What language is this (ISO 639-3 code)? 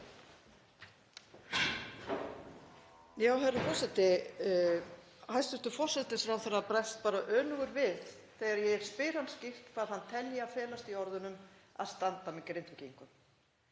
isl